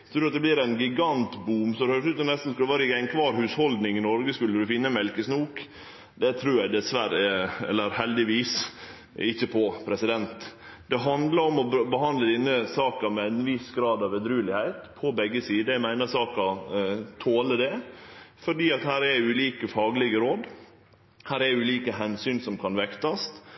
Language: Norwegian Nynorsk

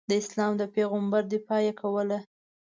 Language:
Pashto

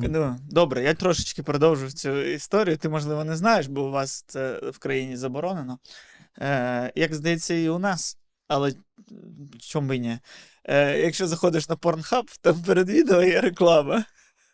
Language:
Ukrainian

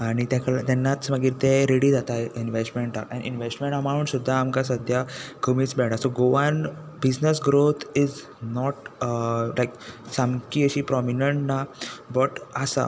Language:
Konkani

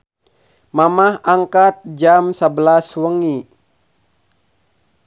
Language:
Sundanese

